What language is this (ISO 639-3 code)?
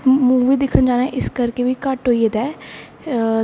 doi